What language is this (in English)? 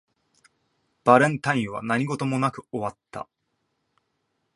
Japanese